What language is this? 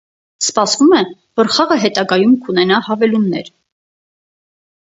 Armenian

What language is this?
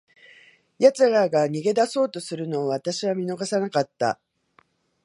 Japanese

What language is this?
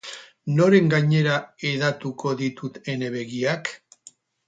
Basque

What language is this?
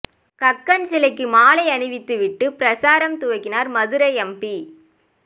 Tamil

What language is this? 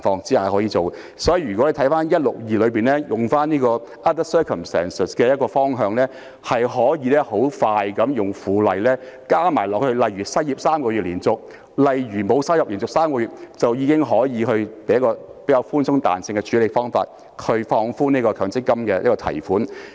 Cantonese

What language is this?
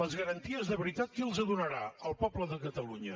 Catalan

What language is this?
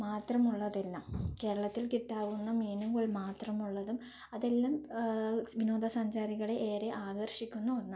Malayalam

